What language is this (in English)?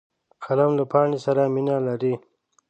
Pashto